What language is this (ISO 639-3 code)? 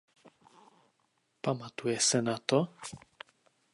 ces